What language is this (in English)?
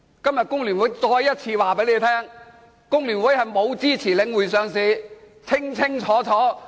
Cantonese